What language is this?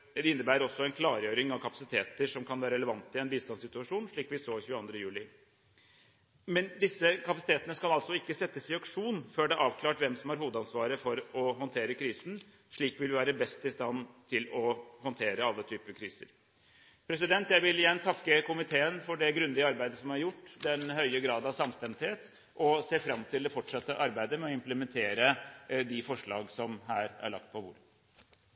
Norwegian Bokmål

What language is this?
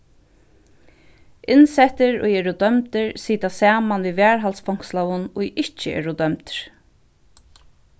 Faroese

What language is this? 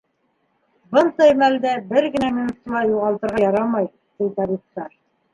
Bashkir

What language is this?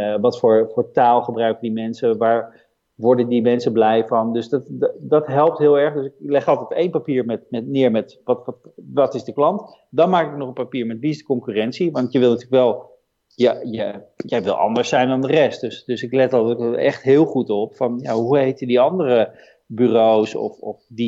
Dutch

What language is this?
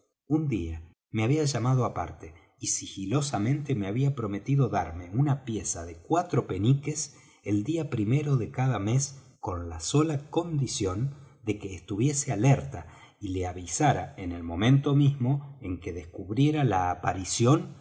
Spanish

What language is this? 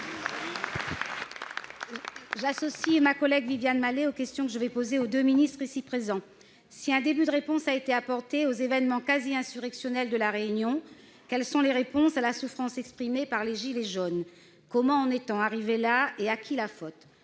French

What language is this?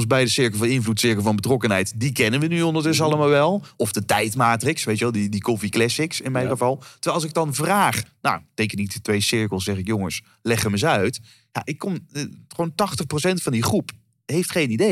Dutch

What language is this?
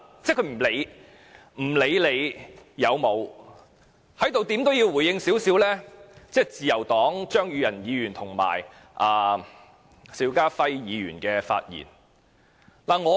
Cantonese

